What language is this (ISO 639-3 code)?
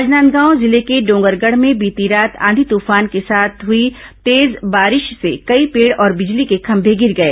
hin